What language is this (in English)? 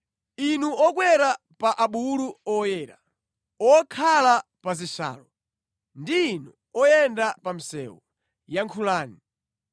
Nyanja